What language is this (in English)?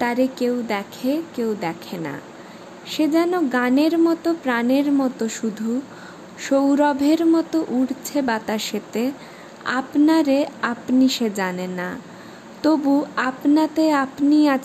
Bangla